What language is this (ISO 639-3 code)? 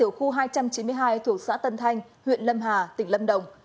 vie